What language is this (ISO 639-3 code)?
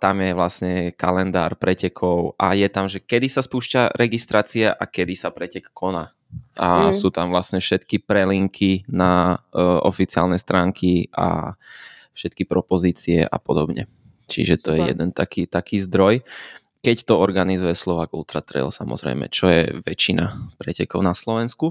slk